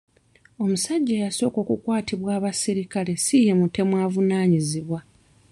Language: Ganda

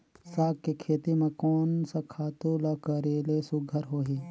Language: Chhattisgarhi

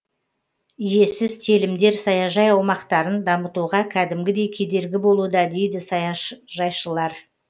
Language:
Kazakh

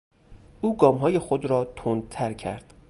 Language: Persian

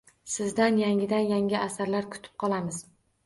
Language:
Uzbek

